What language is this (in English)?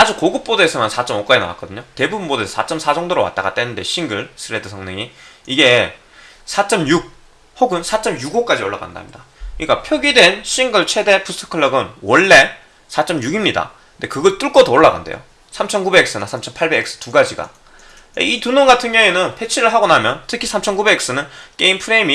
Korean